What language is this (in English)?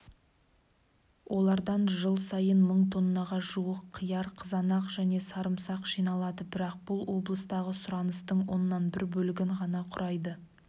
Kazakh